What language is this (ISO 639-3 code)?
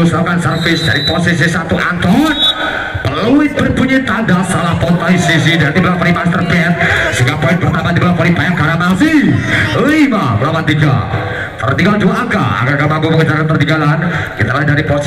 ind